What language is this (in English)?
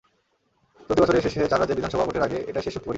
Bangla